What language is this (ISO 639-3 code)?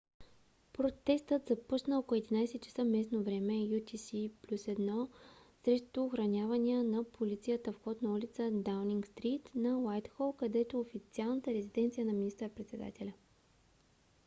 bul